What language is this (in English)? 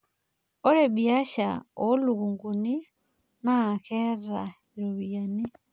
Masai